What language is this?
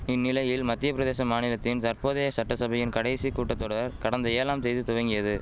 Tamil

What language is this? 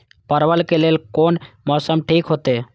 Maithili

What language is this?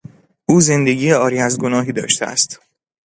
Persian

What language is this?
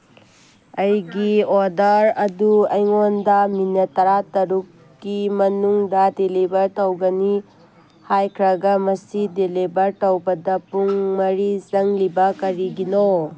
Manipuri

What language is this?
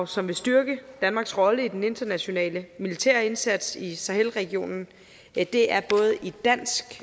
Danish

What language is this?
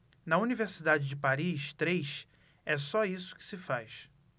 Portuguese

